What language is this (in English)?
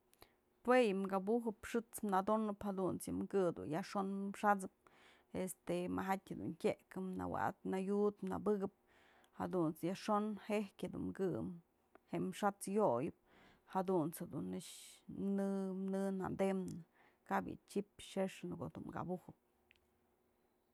Mazatlán Mixe